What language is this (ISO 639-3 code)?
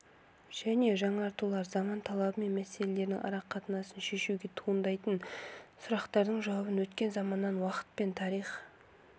kaz